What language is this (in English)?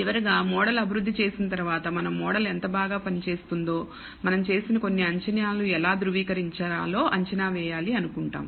Telugu